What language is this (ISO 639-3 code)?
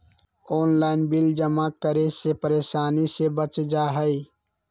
mag